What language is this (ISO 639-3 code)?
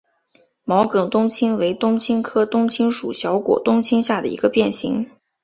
zho